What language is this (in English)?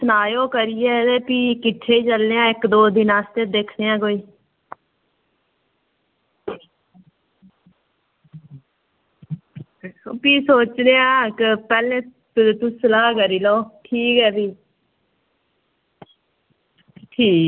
Dogri